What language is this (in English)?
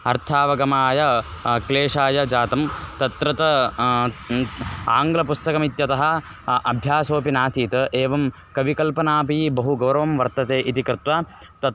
Sanskrit